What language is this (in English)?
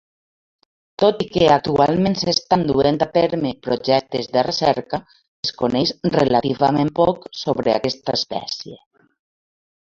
Catalan